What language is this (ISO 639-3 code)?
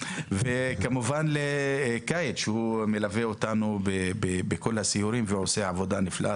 heb